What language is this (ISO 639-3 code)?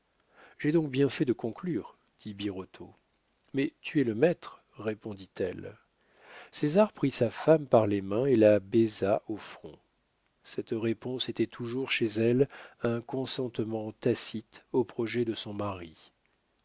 fra